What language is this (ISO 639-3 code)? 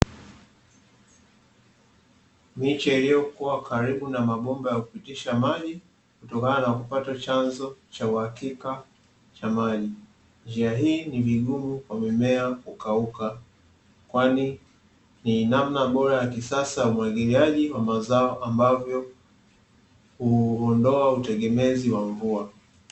swa